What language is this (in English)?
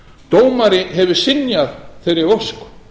Icelandic